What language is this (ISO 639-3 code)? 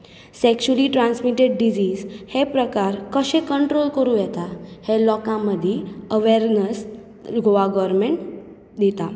kok